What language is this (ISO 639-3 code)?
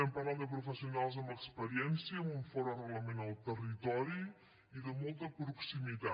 cat